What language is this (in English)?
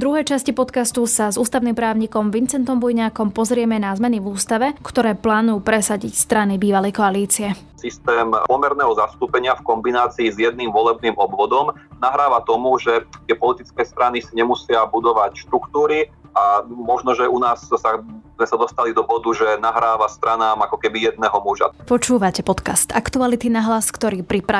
Slovak